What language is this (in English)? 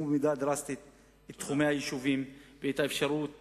Hebrew